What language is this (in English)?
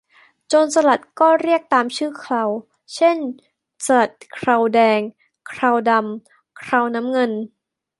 Thai